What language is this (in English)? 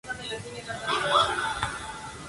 Spanish